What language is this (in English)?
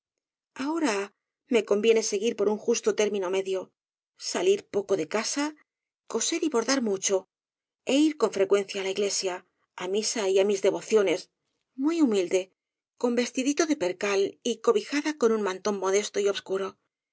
Spanish